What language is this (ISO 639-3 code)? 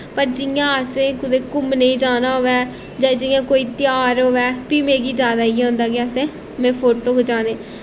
doi